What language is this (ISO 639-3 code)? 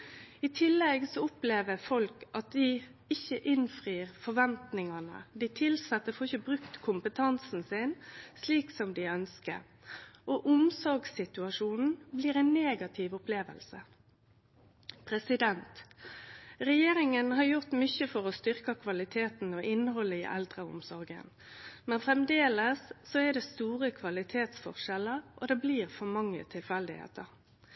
nno